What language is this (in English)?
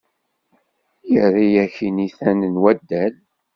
Kabyle